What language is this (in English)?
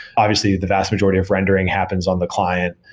English